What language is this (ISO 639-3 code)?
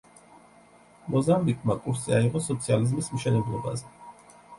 kat